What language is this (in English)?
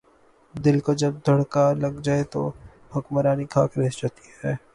Urdu